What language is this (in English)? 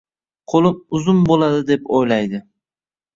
Uzbek